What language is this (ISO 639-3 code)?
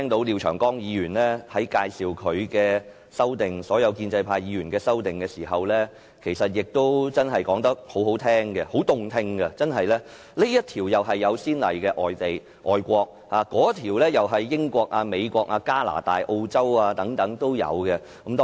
yue